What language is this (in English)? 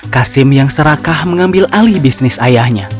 Indonesian